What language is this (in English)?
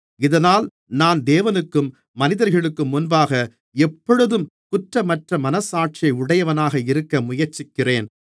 Tamil